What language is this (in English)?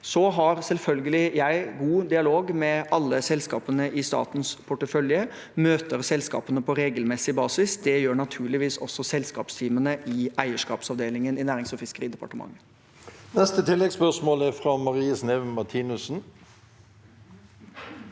Norwegian